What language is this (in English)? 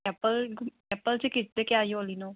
Manipuri